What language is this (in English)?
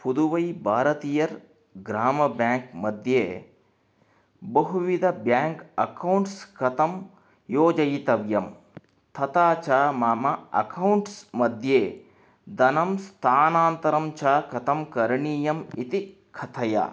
Sanskrit